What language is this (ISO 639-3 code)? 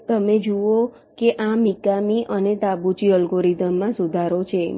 guj